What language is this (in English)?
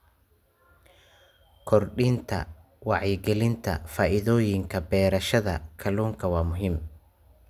Somali